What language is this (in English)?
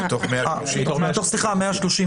Hebrew